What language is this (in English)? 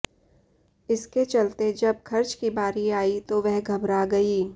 Hindi